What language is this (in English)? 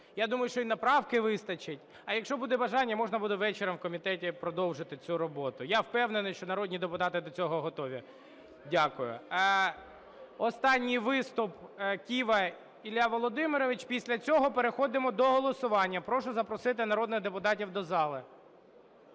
Ukrainian